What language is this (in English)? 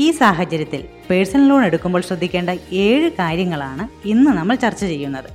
Malayalam